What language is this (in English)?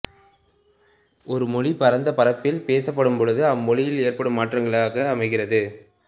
Tamil